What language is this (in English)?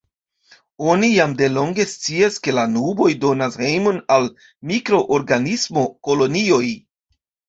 Esperanto